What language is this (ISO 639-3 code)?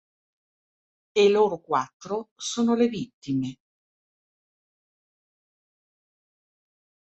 ita